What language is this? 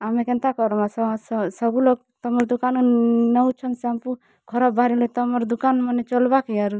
Odia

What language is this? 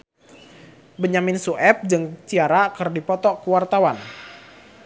Sundanese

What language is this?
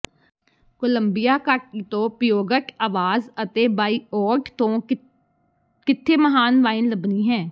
Punjabi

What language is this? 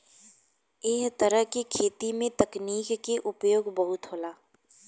Bhojpuri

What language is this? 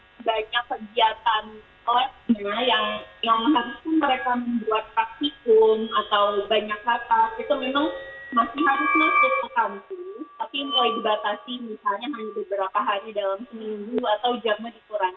Indonesian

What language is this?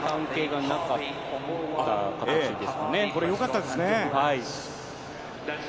Japanese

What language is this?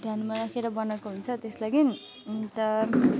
Nepali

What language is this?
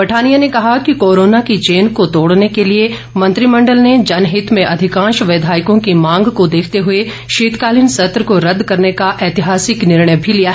Hindi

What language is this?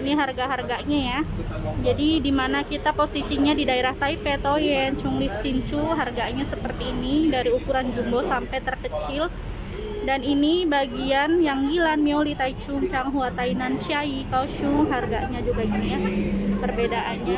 Indonesian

